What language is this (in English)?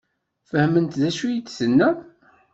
Kabyle